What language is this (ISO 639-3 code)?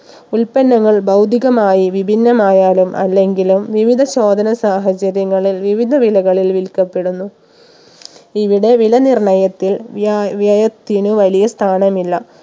mal